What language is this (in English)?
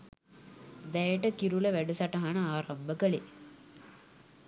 Sinhala